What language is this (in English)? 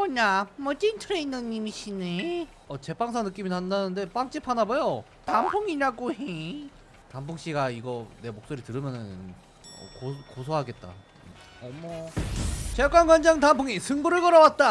Korean